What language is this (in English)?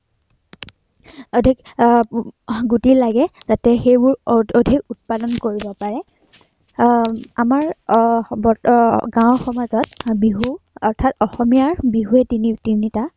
Assamese